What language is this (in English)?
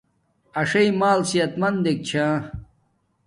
Domaaki